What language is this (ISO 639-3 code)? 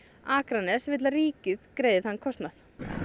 isl